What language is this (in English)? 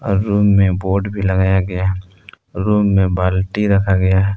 Hindi